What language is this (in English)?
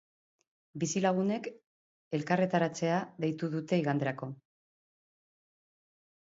Basque